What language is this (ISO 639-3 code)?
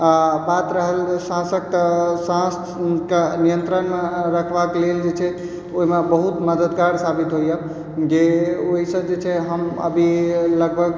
mai